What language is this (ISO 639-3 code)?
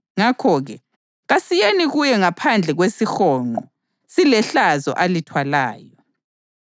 nde